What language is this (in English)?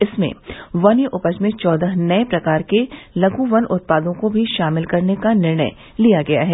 Hindi